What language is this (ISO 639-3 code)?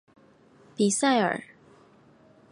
zho